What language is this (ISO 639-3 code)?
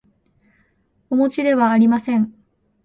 jpn